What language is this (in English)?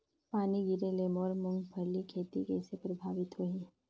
Chhattisgarhi